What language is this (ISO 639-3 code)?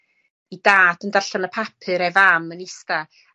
cym